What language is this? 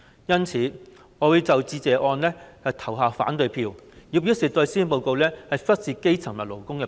Cantonese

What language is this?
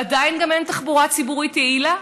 Hebrew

